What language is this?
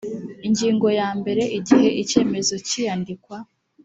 Kinyarwanda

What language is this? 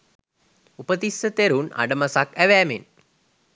Sinhala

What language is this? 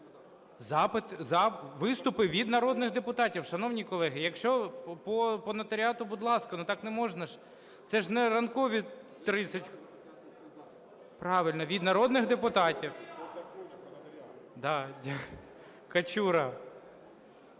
Ukrainian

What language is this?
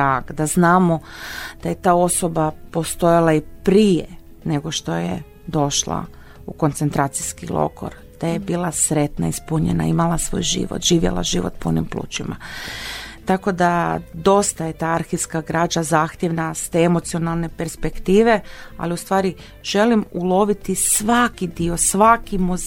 Croatian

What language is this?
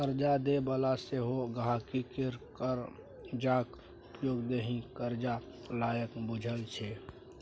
Maithili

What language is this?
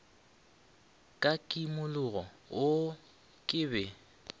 Northern Sotho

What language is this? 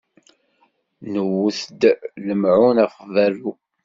Kabyle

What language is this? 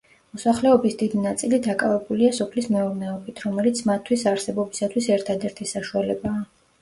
Georgian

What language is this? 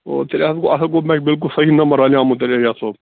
Kashmiri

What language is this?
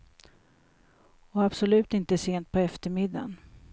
Swedish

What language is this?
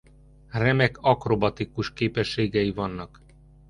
Hungarian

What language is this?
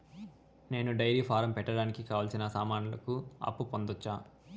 Telugu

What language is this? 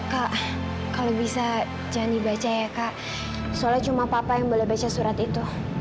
Indonesian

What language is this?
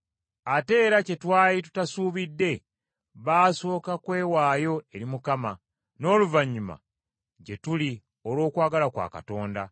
Ganda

